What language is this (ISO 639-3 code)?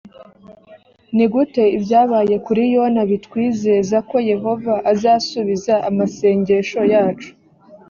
kin